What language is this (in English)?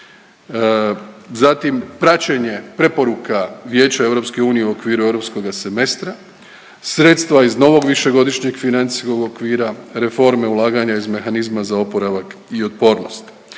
Croatian